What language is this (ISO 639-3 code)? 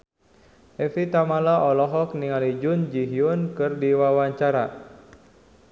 sun